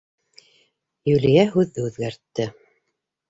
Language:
Bashkir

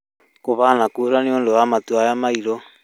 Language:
Kikuyu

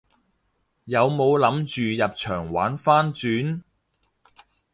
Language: Cantonese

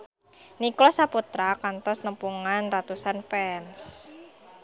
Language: Sundanese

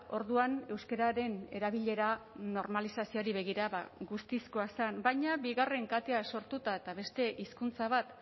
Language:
Basque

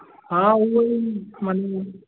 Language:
Sindhi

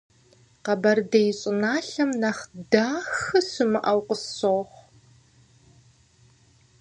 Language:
Kabardian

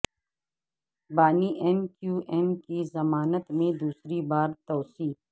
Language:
Urdu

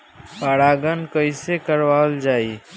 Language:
Bhojpuri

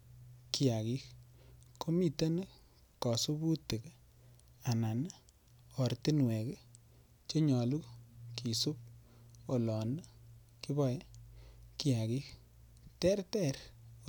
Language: Kalenjin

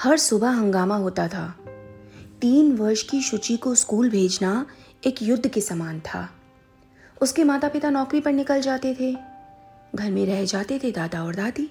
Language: Hindi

